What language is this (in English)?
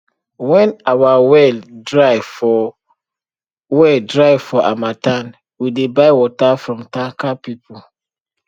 Nigerian Pidgin